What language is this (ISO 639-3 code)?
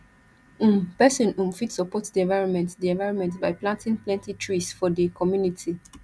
pcm